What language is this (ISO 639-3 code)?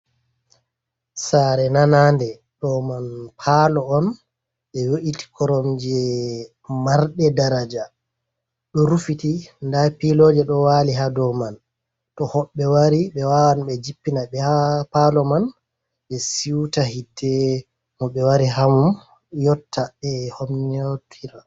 ful